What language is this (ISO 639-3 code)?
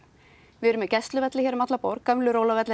isl